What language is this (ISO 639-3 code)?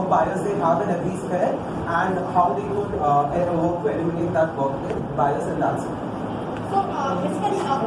eng